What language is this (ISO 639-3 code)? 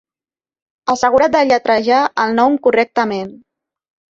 cat